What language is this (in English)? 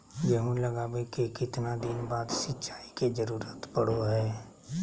Magahi